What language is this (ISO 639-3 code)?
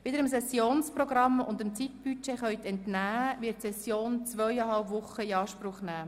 gsw